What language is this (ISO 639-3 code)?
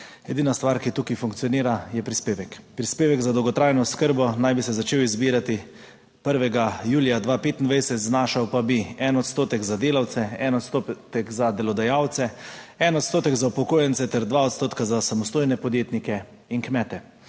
slv